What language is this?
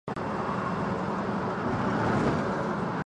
Chinese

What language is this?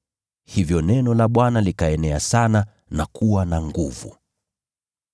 Swahili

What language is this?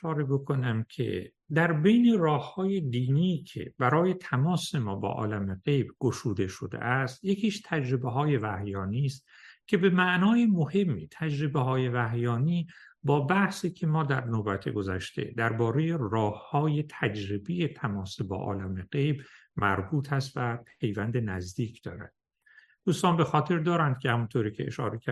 Persian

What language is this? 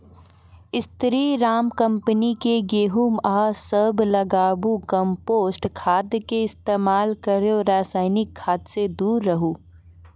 Maithili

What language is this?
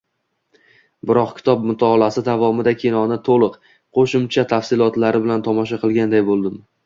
Uzbek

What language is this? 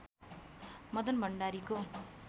Nepali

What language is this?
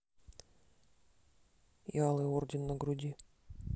Russian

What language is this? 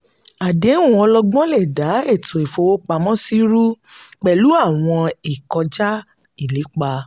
Yoruba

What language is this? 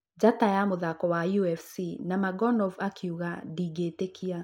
Kikuyu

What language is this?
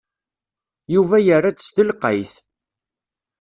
Kabyle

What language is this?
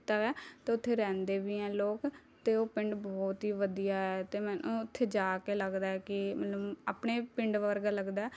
Punjabi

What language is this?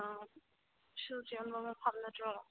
Manipuri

